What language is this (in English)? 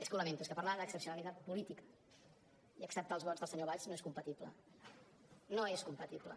Catalan